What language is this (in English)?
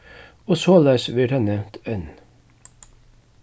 Faroese